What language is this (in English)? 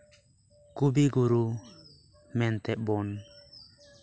Santali